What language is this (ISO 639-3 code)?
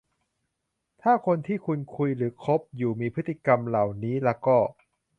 tha